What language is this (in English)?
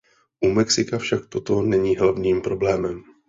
Czech